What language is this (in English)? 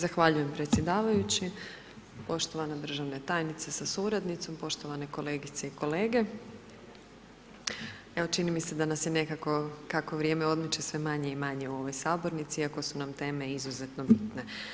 Croatian